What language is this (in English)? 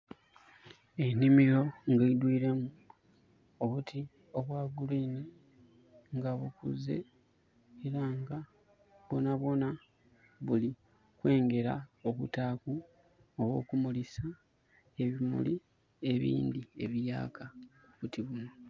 Soga